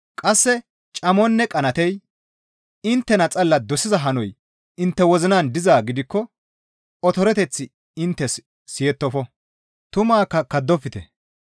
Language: Gamo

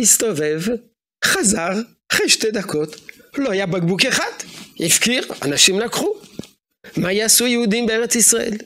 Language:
Hebrew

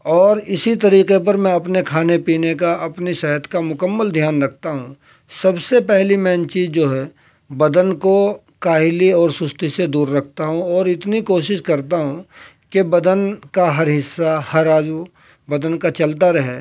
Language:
Urdu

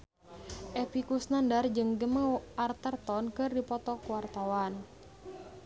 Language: Sundanese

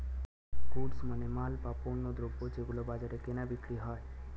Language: Bangla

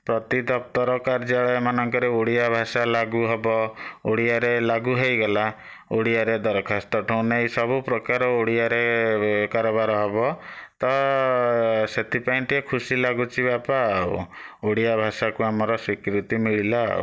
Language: Odia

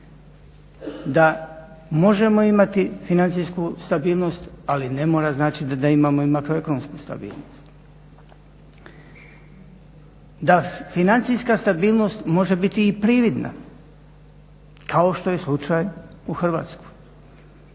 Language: Croatian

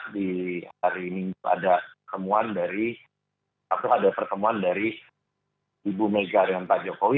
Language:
Indonesian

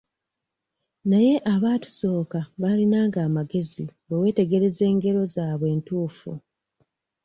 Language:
Ganda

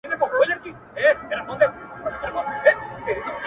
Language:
Pashto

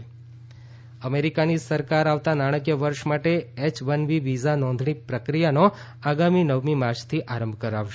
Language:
Gujarati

